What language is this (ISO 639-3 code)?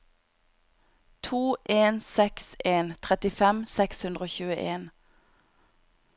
nor